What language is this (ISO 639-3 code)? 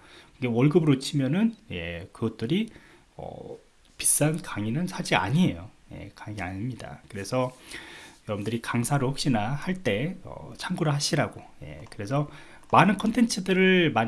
kor